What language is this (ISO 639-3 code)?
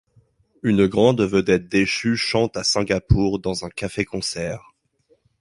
fra